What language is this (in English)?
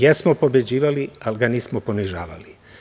Serbian